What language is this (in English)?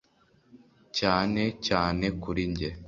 Kinyarwanda